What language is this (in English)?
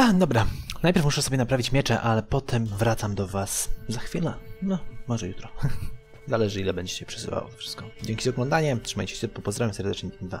Polish